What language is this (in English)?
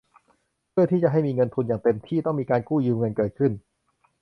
Thai